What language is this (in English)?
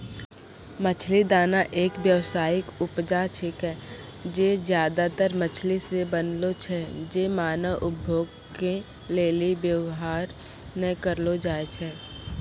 Maithili